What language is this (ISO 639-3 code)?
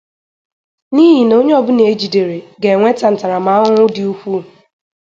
ibo